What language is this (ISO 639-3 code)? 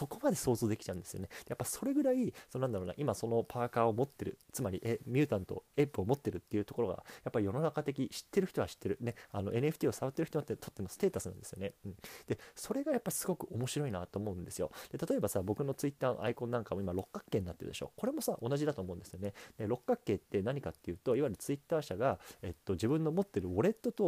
jpn